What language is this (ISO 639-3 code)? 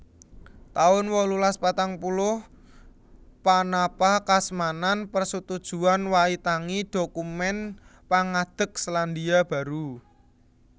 jav